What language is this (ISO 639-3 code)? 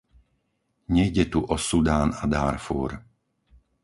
slk